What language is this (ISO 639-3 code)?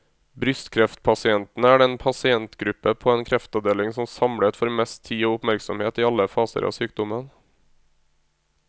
nor